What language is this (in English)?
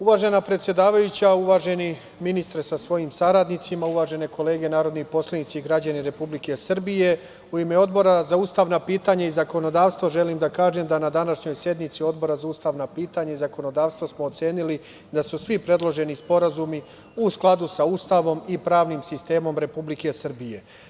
Serbian